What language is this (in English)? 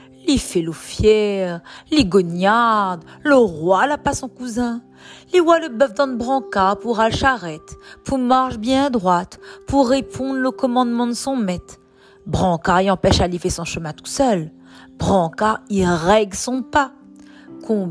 French